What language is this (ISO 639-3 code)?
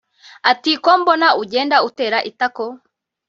kin